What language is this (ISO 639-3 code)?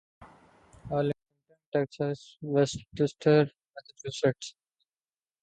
urd